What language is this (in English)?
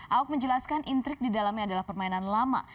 Indonesian